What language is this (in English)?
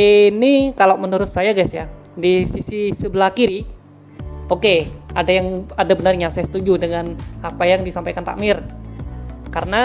Indonesian